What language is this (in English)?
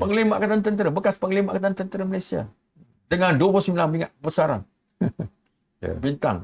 Malay